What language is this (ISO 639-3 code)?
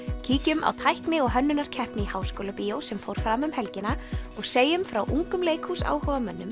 isl